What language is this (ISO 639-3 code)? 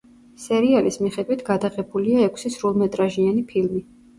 kat